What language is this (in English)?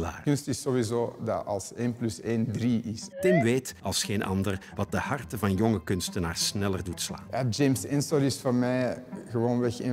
Dutch